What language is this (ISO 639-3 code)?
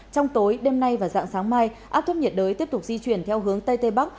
vie